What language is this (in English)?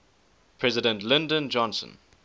English